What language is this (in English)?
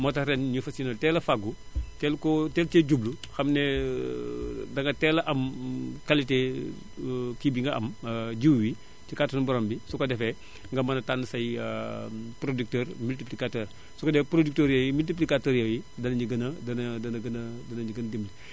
Wolof